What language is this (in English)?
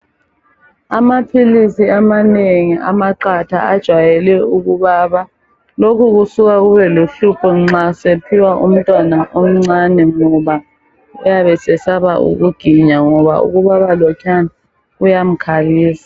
North Ndebele